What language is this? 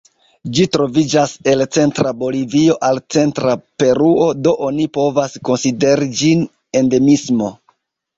Esperanto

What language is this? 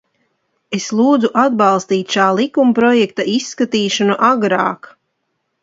Latvian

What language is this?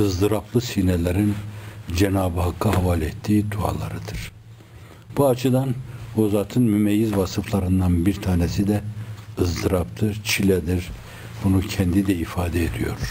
Turkish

